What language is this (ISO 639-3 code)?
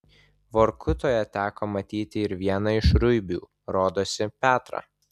lit